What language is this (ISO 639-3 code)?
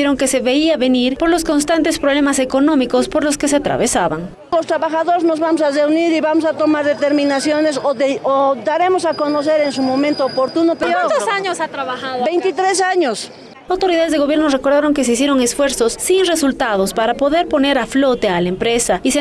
spa